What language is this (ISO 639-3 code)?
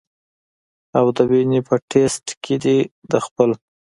pus